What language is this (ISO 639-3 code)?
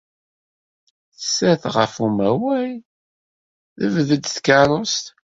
kab